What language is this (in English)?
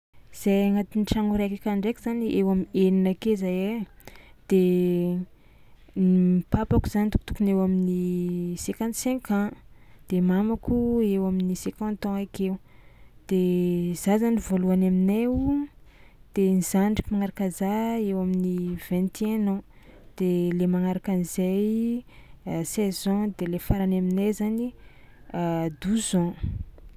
Tsimihety Malagasy